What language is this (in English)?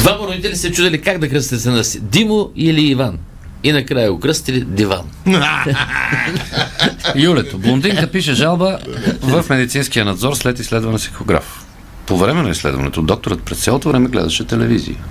Bulgarian